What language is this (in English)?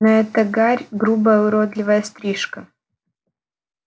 Russian